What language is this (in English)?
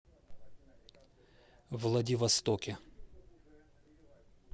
Russian